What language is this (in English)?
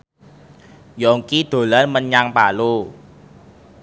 Javanese